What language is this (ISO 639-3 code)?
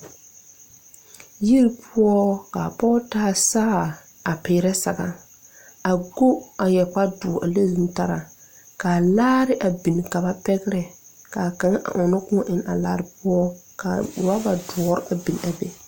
dga